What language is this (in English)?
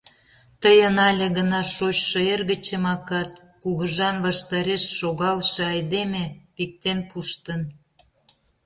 Mari